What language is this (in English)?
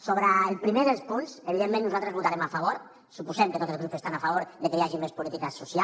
Catalan